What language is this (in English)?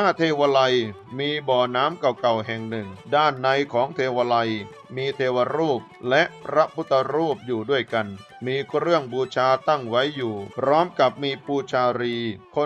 Thai